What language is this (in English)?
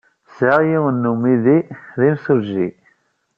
Kabyle